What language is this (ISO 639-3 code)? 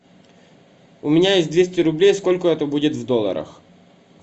rus